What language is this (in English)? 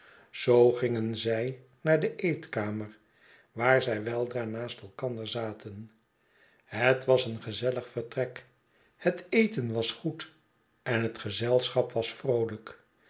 Dutch